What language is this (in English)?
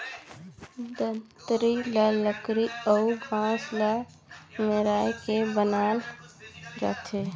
Chhattisgarhi